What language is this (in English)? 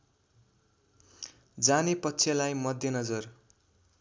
Nepali